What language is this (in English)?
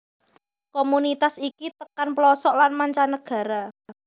Javanese